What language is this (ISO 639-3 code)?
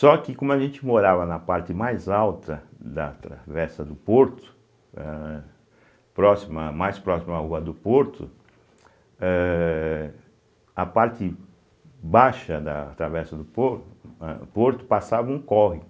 por